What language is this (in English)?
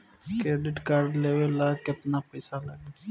Bhojpuri